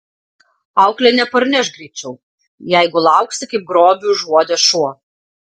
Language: Lithuanian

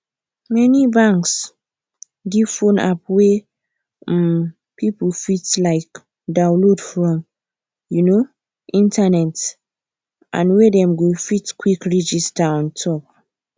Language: Nigerian Pidgin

